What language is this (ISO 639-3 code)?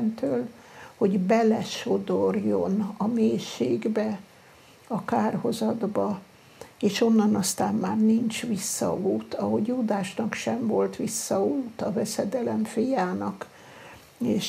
hun